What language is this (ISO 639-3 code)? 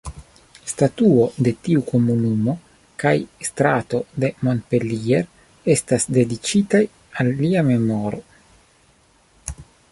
epo